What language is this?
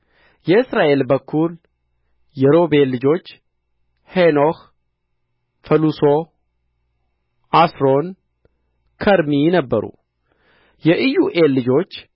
Amharic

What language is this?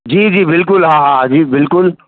Sindhi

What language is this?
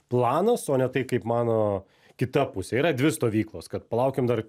Lithuanian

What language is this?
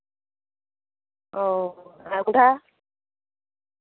Santali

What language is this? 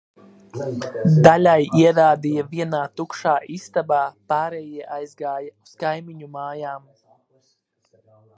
Latvian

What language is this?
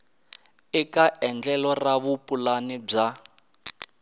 Tsonga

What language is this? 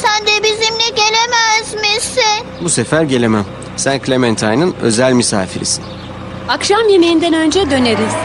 Turkish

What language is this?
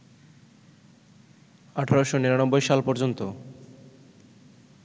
Bangla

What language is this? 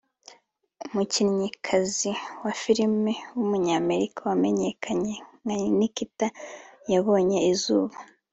Kinyarwanda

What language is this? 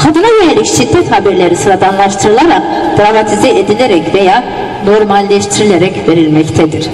Turkish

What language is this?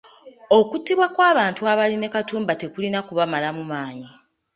Ganda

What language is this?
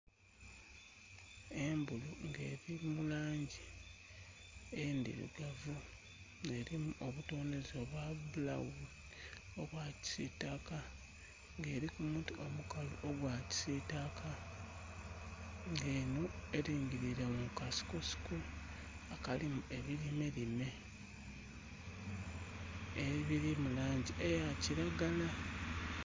Soga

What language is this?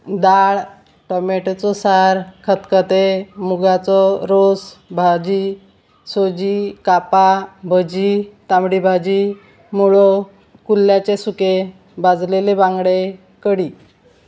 Konkani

